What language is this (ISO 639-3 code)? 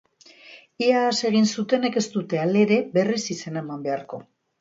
eus